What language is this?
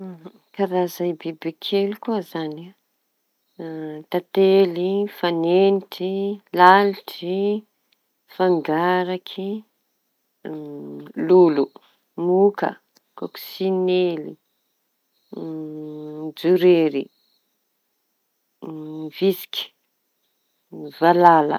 Tanosy Malagasy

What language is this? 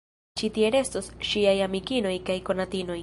Esperanto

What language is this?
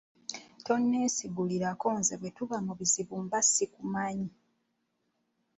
Ganda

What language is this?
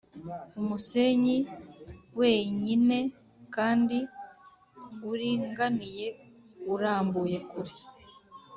Kinyarwanda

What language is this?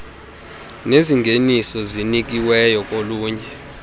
Xhosa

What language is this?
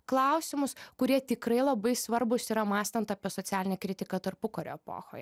Lithuanian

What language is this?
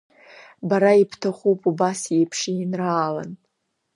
Abkhazian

